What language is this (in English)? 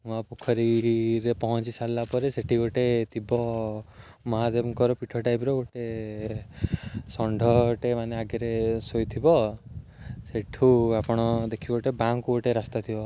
Odia